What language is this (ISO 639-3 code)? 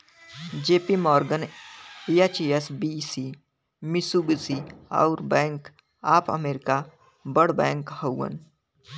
bho